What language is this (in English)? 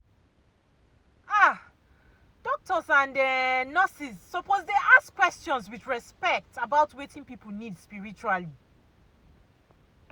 Nigerian Pidgin